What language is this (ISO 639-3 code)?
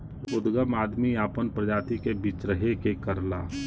bho